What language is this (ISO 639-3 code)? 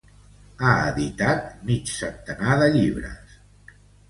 cat